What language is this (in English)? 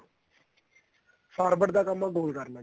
Punjabi